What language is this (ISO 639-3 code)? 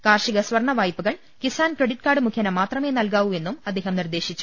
mal